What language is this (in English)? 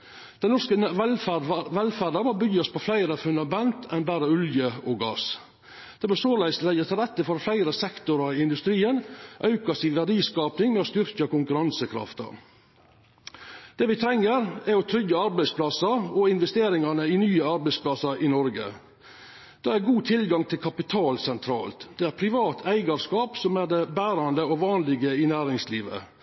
Norwegian Nynorsk